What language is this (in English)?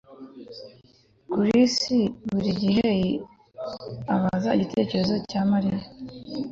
Kinyarwanda